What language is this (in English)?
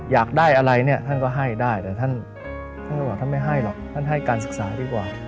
Thai